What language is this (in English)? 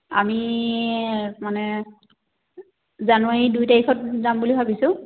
Assamese